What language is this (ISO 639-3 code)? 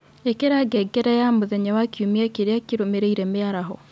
kik